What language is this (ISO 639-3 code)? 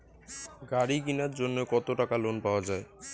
ben